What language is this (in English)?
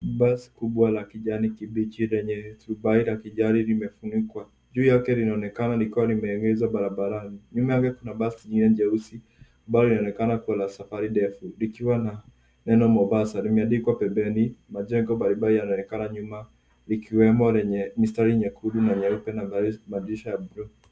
Swahili